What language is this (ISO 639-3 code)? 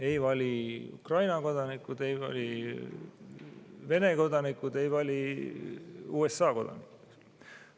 est